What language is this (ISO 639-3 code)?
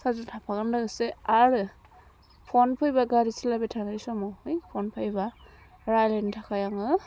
brx